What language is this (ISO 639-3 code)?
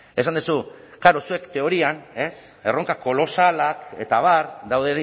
eus